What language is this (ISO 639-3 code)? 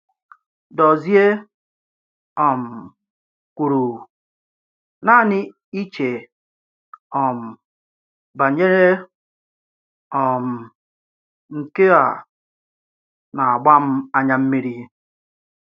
ibo